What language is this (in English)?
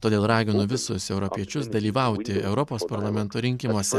Lithuanian